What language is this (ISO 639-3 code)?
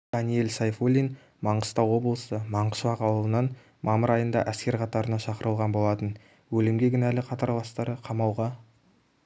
kaz